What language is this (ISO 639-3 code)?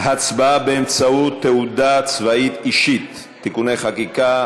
heb